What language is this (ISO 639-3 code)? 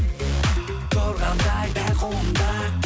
kaz